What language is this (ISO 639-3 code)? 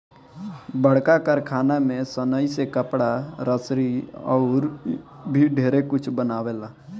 bho